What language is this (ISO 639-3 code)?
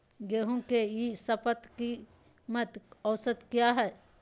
mag